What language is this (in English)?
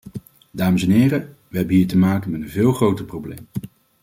Dutch